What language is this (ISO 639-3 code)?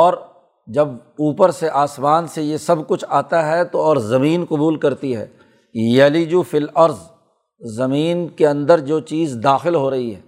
urd